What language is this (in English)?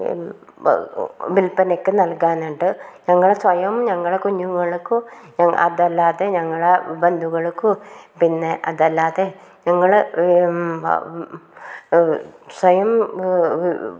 Malayalam